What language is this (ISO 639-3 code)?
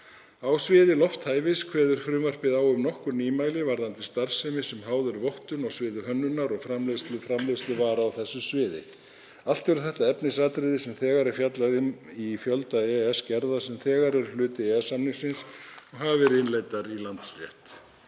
isl